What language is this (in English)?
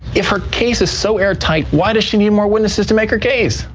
English